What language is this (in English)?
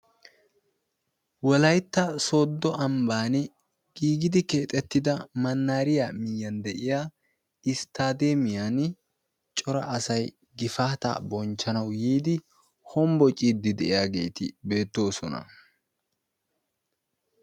Wolaytta